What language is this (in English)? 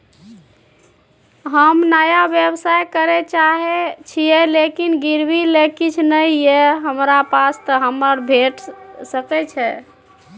Maithili